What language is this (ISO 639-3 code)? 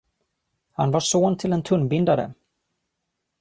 swe